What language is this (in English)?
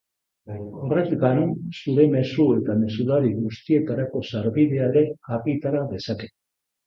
Basque